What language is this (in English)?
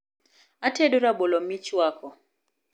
Luo (Kenya and Tanzania)